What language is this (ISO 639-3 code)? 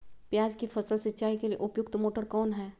mag